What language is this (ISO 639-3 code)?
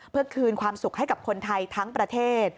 tha